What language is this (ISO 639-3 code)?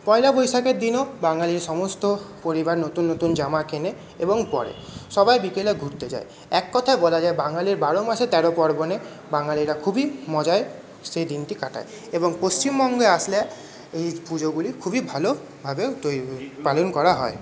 ben